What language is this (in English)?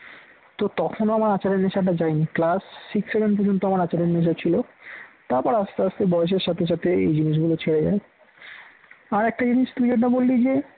Bangla